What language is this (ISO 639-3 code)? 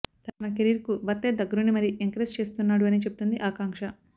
tel